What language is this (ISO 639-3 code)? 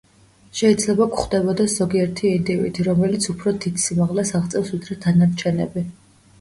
kat